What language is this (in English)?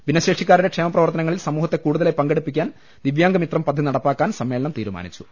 Malayalam